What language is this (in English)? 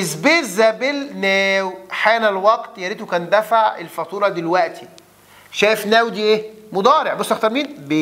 Arabic